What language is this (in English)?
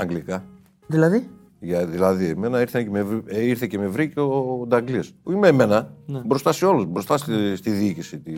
Greek